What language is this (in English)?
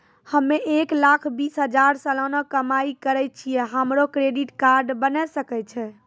Maithili